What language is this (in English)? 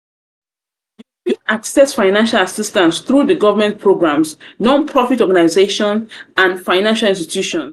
Nigerian Pidgin